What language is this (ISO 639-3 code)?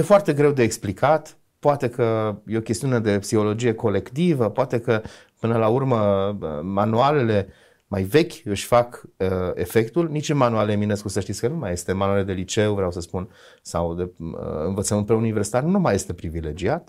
ron